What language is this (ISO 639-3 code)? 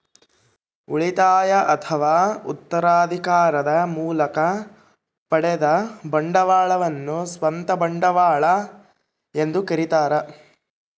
kan